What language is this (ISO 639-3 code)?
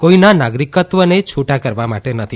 guj